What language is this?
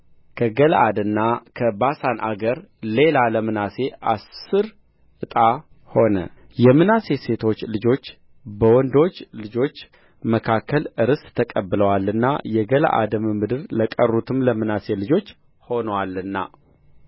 Amharic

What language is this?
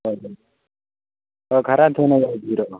Manipuri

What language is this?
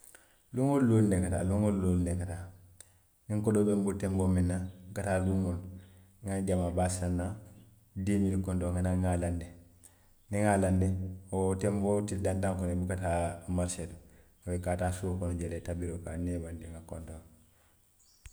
Western Maninkakan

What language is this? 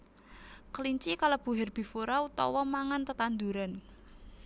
Javanese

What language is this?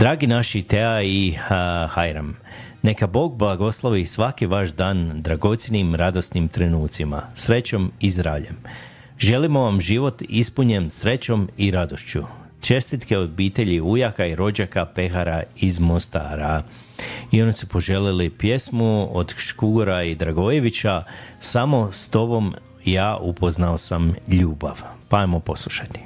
Croatian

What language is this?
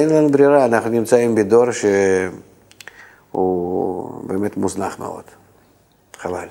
Hebrew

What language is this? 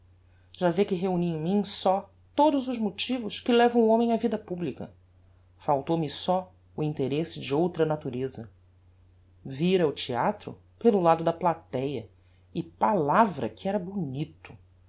Portuguese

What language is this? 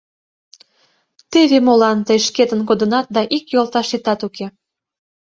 Mari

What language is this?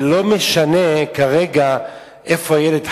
Hebrew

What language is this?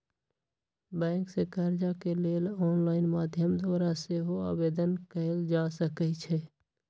Magahi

